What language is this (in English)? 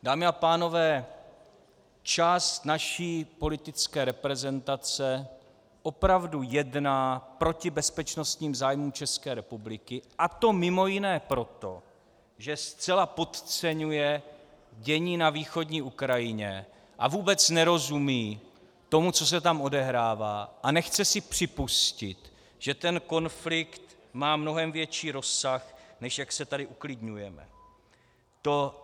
Czech